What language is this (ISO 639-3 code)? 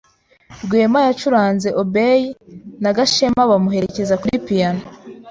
kin